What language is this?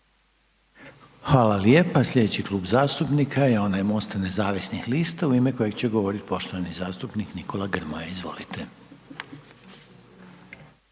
Croatian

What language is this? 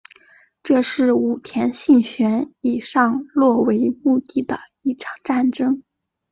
Chinese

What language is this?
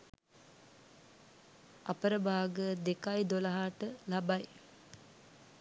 Sinhala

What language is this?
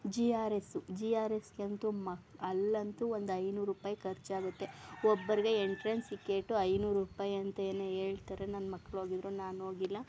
Kannada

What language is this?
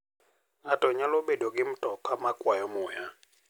Luo (Kenya and Tanzania)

